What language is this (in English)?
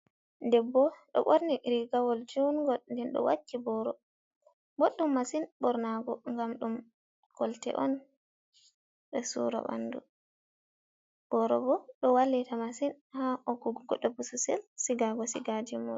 Fula